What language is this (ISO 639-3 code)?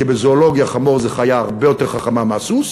heb